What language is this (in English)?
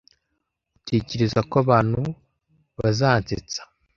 Kinyarwanda